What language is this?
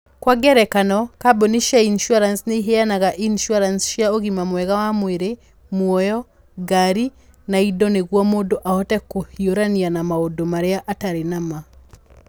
Kikuyu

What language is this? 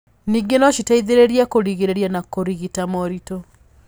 Kikuyu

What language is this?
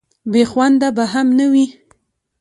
Pashto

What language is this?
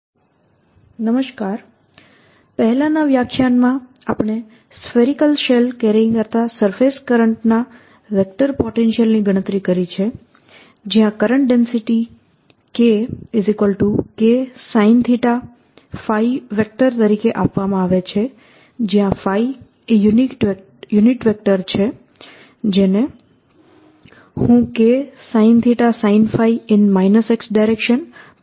Gujarati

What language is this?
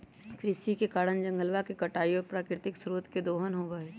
Magahi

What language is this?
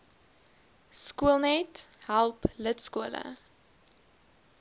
Afrikaans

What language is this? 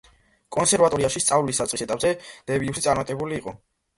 Georgian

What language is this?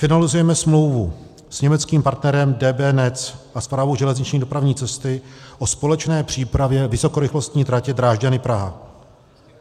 Czech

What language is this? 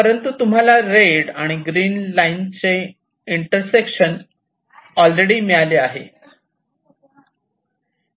Marathi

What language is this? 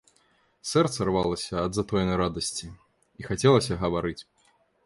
Belarusian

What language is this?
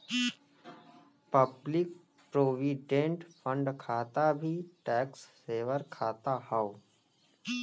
Bhojpuri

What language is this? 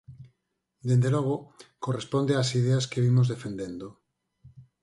Galician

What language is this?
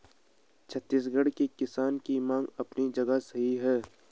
Hindi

